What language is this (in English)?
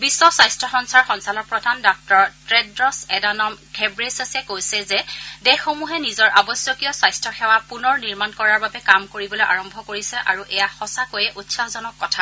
Assamese